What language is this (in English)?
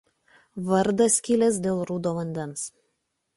Lithuanian